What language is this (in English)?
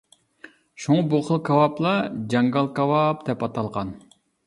Uyghur